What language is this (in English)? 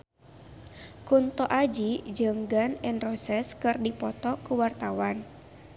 Sundanese